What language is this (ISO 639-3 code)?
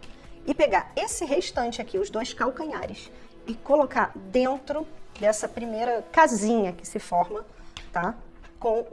por